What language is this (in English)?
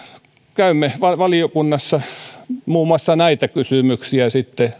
Finnish